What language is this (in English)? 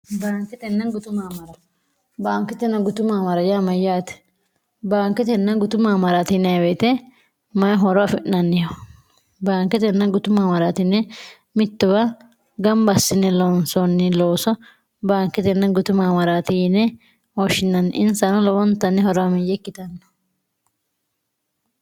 Sidamo